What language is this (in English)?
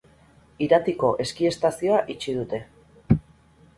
Basque